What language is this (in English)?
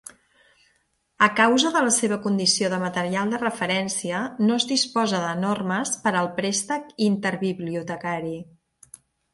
Catalan